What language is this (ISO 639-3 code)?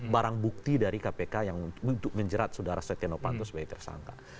ind